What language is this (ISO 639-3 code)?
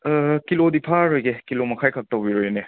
mni